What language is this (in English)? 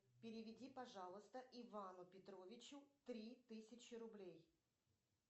Russian